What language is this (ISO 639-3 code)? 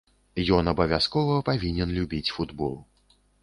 bel